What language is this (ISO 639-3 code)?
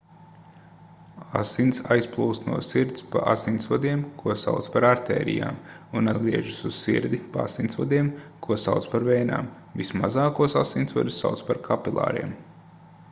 lav